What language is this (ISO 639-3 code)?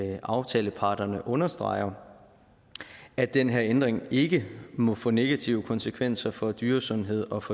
dan